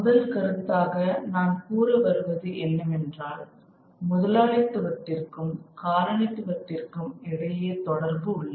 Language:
Tamil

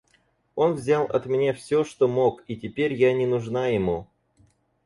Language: Russian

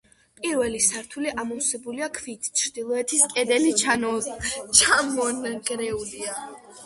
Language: Georgian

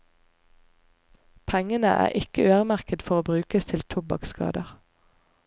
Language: Norwegian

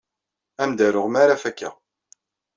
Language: Kabyle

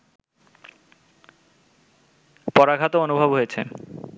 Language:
Bangla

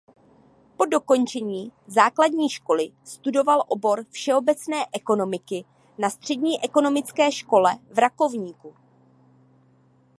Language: Czech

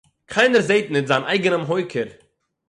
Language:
Yiddish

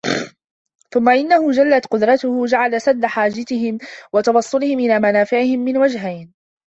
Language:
Arabic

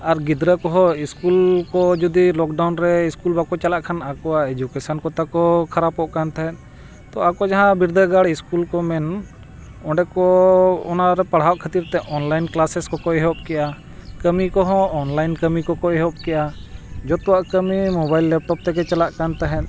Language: Santali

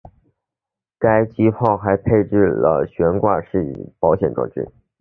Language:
Chinese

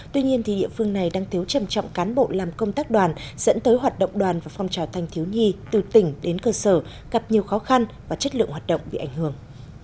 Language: Vietnamese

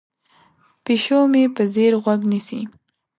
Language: Pashto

